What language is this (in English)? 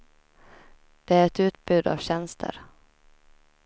Swedish